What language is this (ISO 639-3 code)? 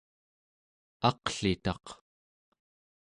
esu